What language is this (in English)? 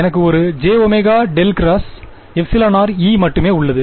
Tamil